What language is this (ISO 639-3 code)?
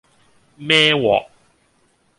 yue